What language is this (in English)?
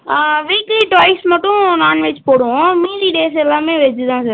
Tamil